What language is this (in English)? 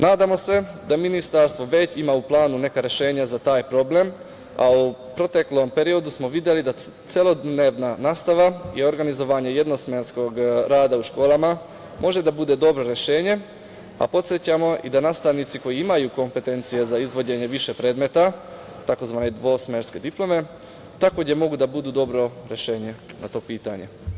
Serbian